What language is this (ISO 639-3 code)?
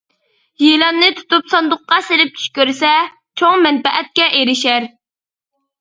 uig